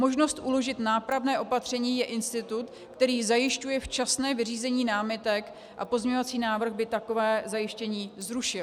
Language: Czech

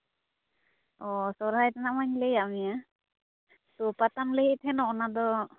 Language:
Santali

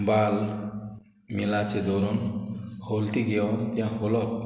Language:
Konkani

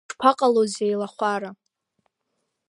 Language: Abkhazian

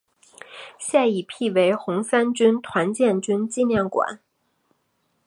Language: Chinese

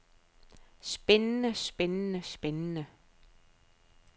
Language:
Danish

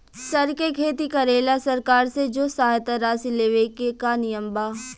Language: Bhojpuri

